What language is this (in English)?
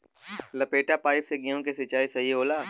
Bhojpuri